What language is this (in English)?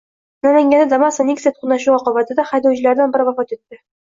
Uzbek